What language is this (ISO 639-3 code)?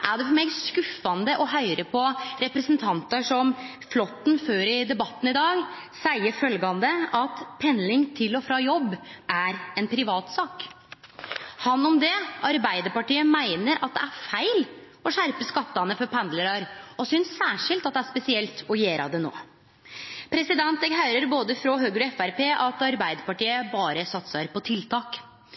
nno